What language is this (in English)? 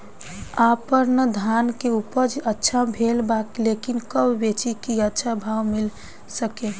Bhojpuri